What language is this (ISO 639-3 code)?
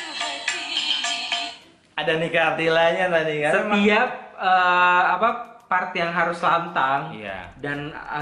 ind